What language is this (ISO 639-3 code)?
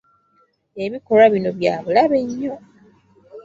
lug